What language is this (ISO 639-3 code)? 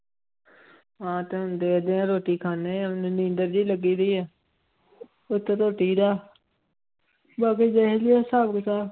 pan